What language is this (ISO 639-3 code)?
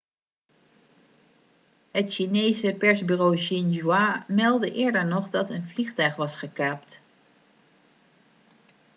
nld